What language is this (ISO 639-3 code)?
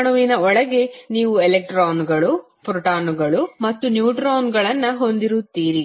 kan